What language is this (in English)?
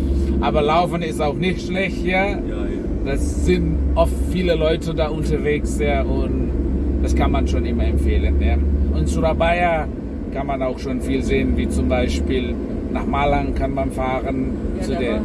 German